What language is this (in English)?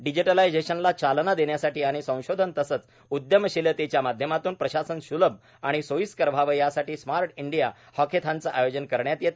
Marathi